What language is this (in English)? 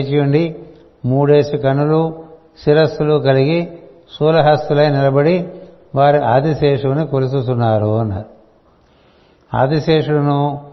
Telugu